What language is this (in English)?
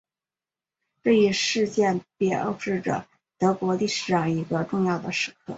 Chinese